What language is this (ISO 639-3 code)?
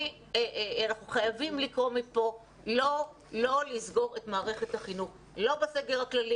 heb